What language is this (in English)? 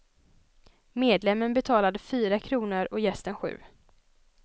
Swedish